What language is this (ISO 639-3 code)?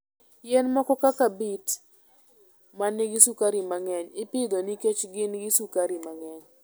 luo